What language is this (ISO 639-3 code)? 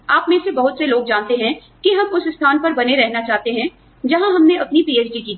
hin